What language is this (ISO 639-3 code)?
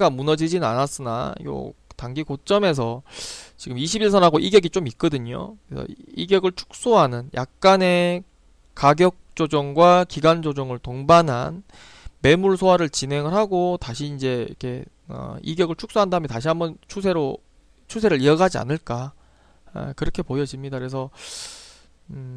kor